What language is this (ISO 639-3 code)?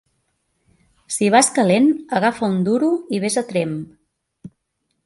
cat